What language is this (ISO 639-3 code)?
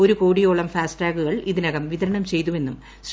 mal